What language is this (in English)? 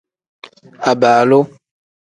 Tem